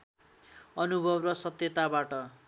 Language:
Nepali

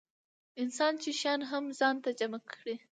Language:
Pashto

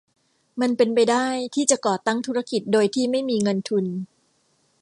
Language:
Thai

